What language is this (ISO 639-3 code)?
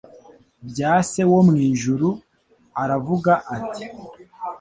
kin